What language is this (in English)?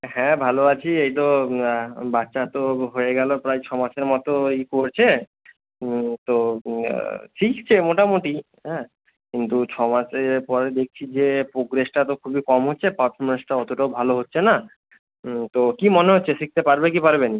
Bangla